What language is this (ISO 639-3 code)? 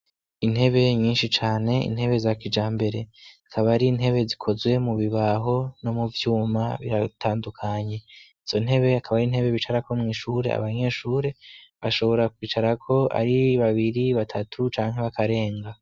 run